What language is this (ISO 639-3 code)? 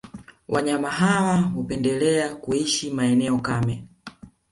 swa